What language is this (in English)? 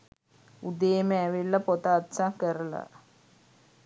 Sinhala